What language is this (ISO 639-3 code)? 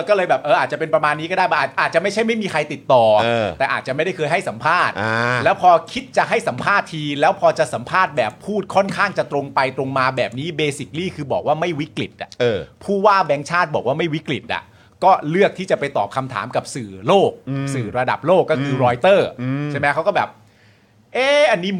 tha